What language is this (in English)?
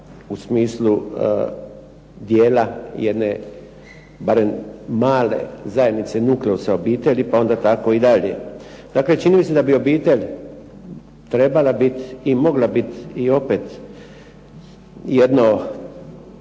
Croatian